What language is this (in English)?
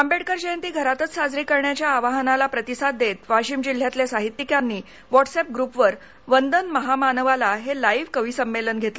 Marathi